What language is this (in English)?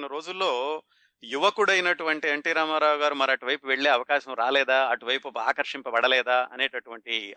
Telugu